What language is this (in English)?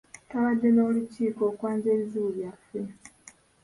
Ganda